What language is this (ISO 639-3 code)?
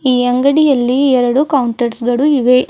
kan